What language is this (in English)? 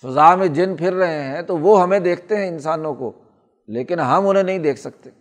Urdu